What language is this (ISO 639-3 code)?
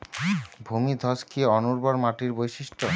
ben